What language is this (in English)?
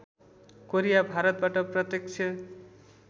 Nepali